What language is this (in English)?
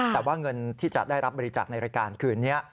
Thai